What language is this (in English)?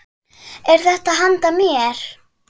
Icelandic